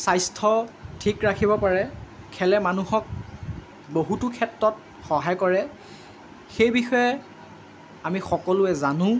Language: Assamese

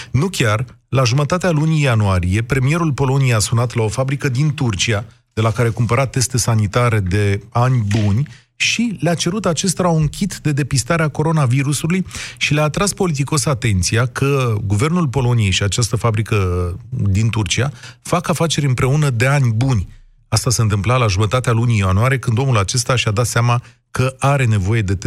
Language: Romanian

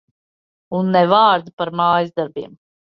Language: Latvian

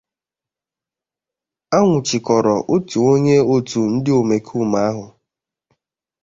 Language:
Igbo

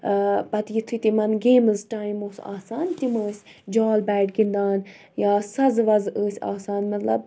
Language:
Kashmiri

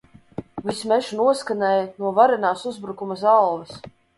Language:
Latvian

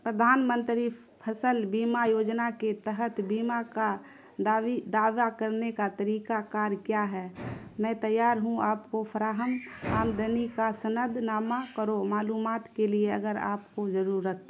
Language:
Urdu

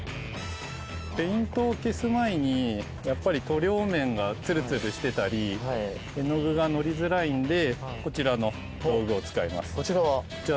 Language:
Japanese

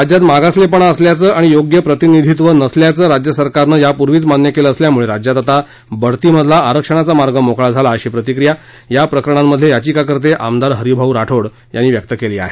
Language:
Marathi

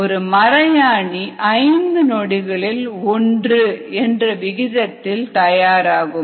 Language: Tamil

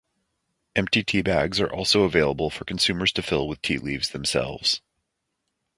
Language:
English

